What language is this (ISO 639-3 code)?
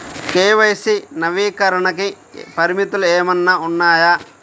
tel